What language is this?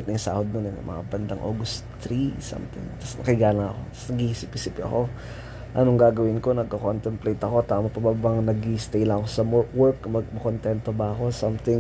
Filipino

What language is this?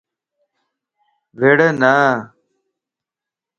Lasi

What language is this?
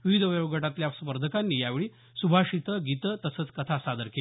Marathi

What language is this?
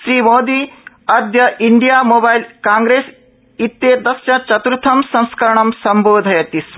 Sanskrit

